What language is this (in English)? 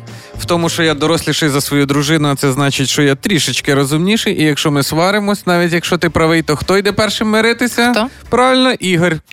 Ukrainian